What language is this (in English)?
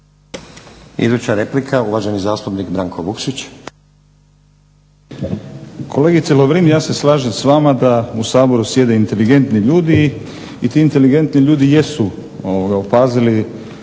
Croatian